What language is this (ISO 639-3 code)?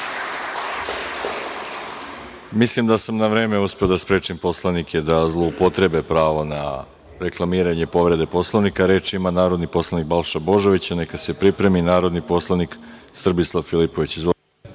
srp